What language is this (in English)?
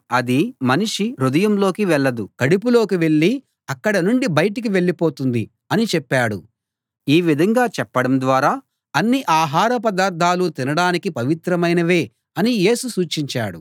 Telugu